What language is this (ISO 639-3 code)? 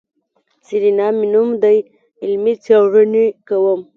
pus